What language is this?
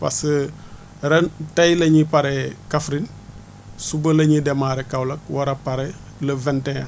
Wolof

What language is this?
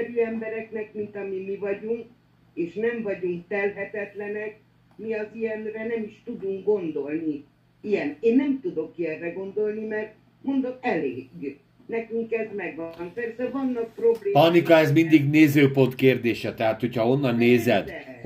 Hungarian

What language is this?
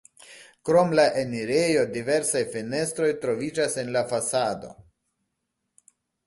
Esperanto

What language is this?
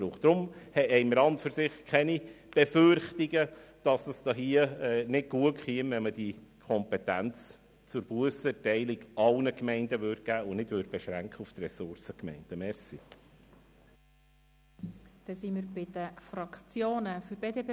Swiss German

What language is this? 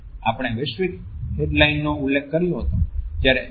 Gujarati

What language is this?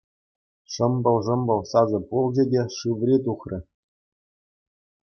Chuvash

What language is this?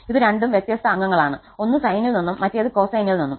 Malayalam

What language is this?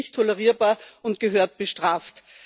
German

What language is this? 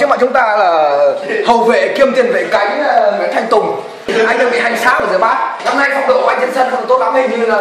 Vietnamese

